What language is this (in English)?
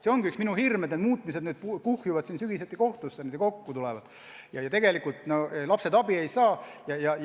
Estonian